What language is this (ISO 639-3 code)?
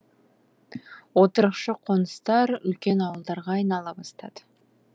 kaz